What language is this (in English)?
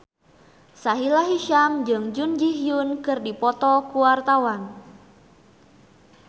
Sundanese